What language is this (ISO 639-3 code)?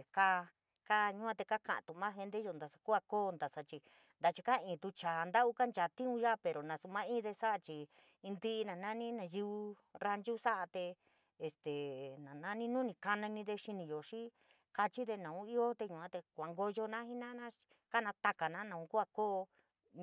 mig